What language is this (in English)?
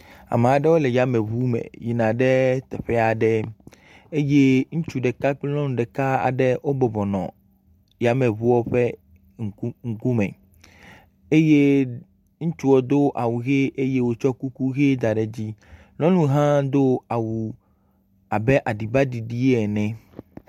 Ewe